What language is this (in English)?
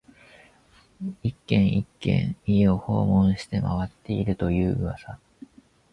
Japanese